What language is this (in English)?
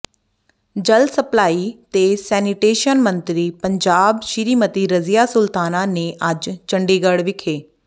Punjabi